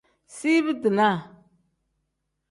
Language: Tem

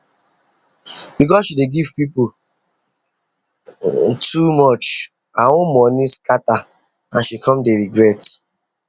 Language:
Nigerian Pidgin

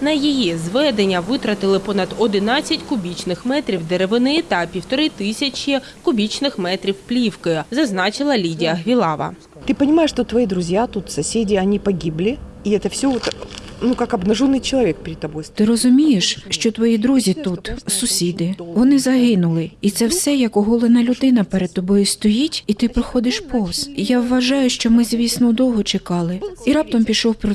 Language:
Ukrainian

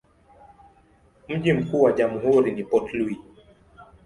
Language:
Swahili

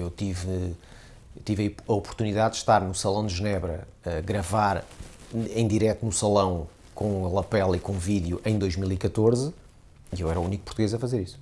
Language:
Portuguese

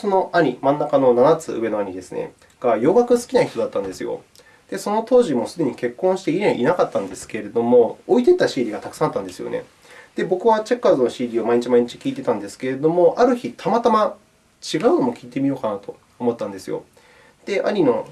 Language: Japanese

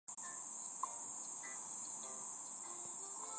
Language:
Chinese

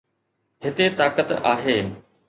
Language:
Sindhi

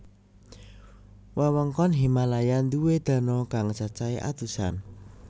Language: Javanese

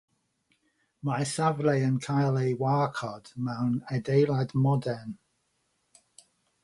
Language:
Welsh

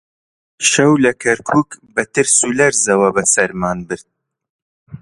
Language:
Central Kurdish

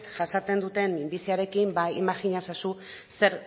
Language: Basque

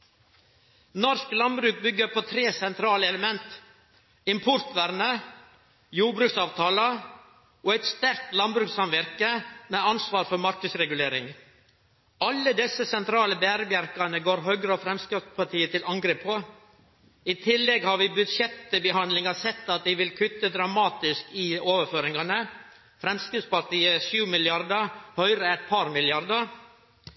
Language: Norwegian Nynorsk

